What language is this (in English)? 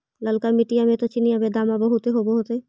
Magahi